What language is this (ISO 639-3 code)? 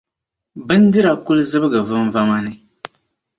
dag